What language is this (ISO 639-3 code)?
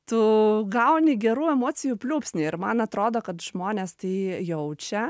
lit